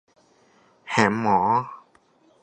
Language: Thai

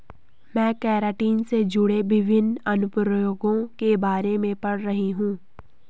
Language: Hindi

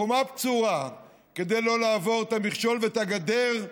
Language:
Hebrew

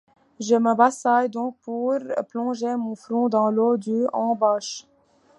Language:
French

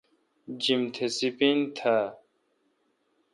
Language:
Kalkoti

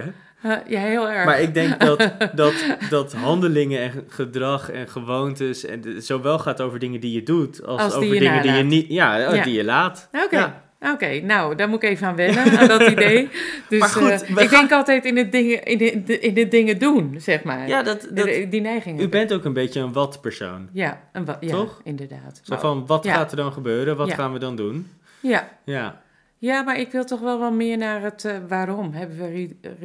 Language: Dutch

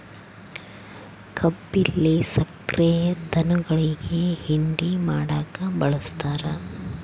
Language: Kannada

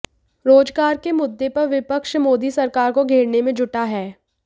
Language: Hindi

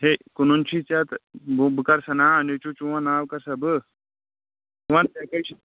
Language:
Kashmiri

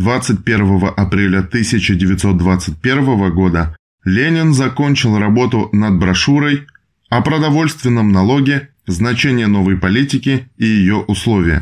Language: Russian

